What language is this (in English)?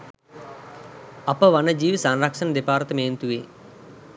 Sinhala